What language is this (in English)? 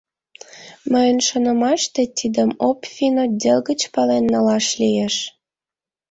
Mari